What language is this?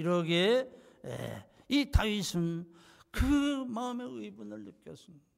Korean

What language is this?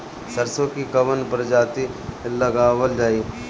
Bhojpuri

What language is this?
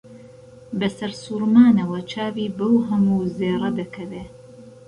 Central Kurdish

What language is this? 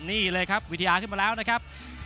Thai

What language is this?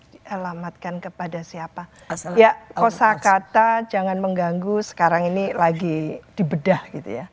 Indonesian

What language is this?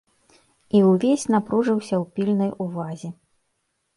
Belarusian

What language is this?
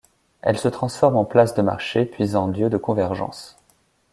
French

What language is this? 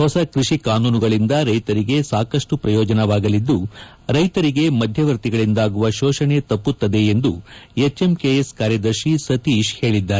Kannada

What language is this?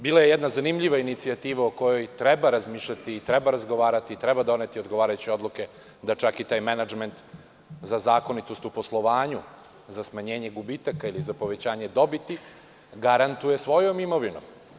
Serbian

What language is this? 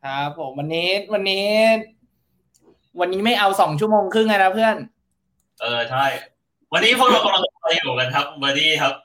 Thai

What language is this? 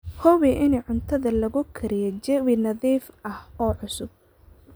Somali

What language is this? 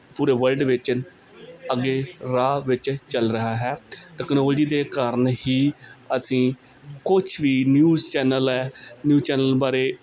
Punjabi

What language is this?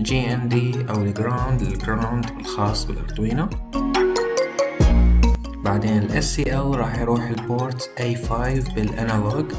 Arabic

